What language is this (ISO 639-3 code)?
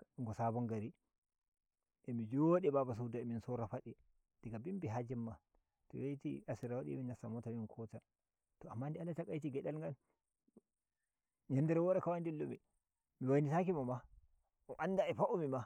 fuv